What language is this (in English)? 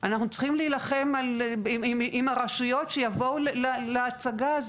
Hebrew